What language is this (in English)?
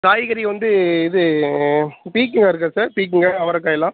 Tamil